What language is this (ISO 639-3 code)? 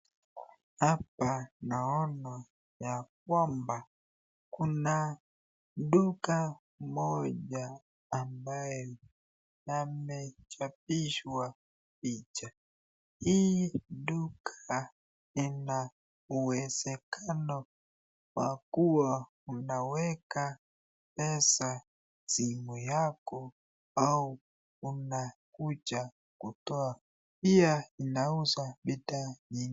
swa